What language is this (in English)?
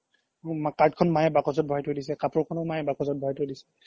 Assamese